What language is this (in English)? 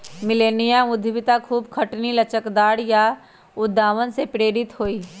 Magahi